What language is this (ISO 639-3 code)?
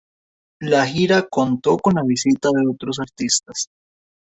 spa